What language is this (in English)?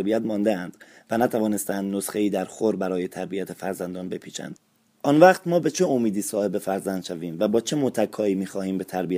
Persian